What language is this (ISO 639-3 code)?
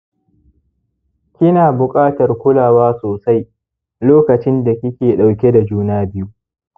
hau